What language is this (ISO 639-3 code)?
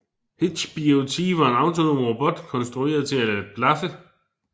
dan